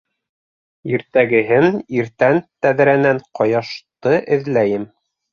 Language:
Bashkir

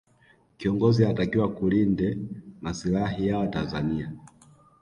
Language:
Swahili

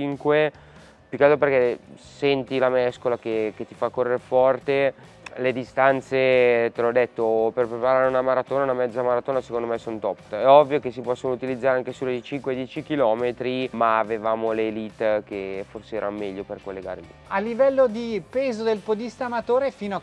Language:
Italian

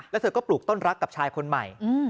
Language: Thai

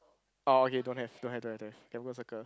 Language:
English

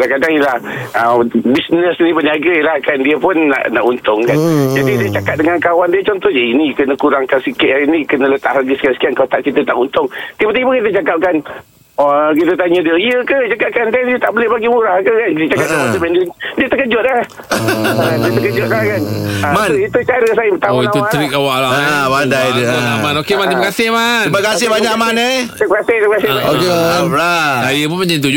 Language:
Malay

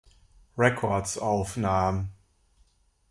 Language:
German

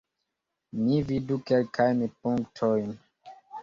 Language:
Esperanto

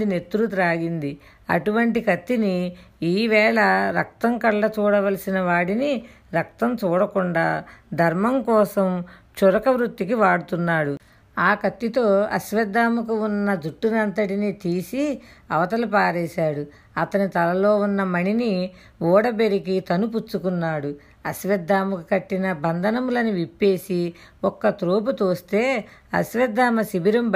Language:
Telugu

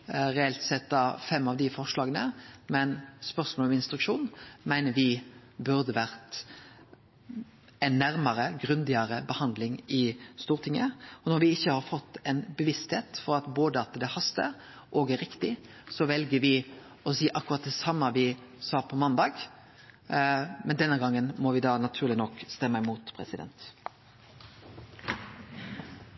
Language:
Norwegian Nynorsk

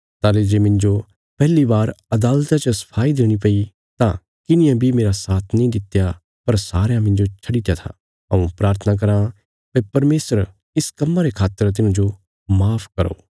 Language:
Bilaspuri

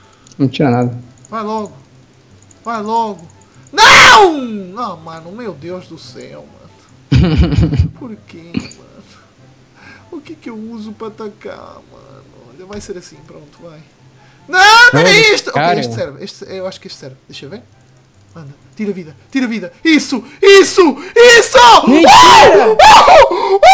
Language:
Portuguese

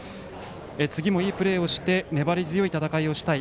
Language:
Japanese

